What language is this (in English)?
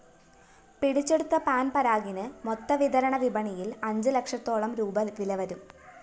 Malayalam